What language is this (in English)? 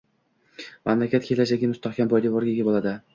Uzbek